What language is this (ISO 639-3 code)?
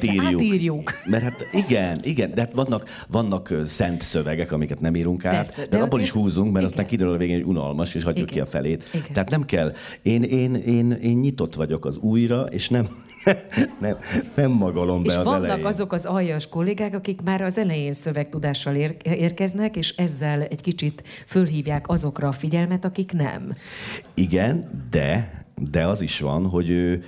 hun